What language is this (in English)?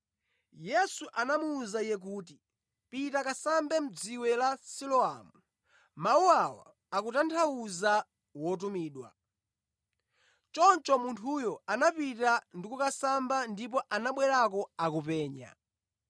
Nyanja